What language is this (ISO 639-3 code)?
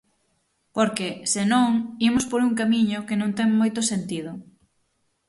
glg